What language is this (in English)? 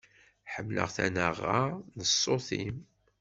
Kabyle